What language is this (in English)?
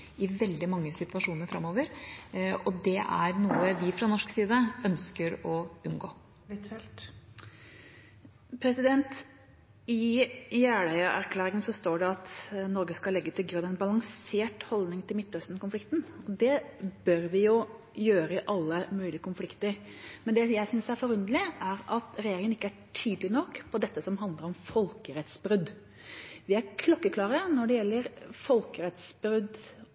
Norwegian Bokmål